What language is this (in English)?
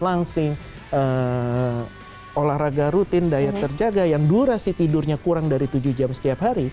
Indonesian